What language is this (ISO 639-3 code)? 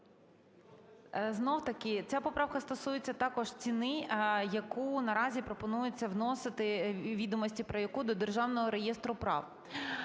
ukr